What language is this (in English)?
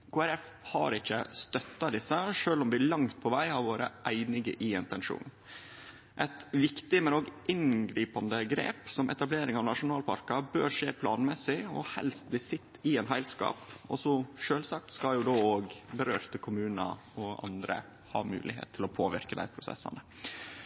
Norwegian Nynorsk